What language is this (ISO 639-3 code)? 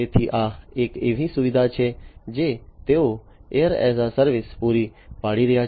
guj